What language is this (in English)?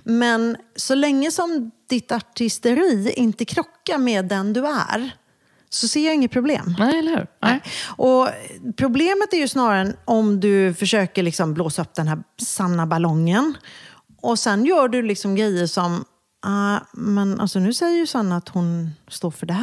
Swedish